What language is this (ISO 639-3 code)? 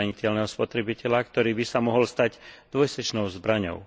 slk